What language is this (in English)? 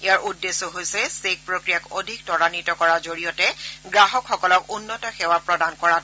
Assamese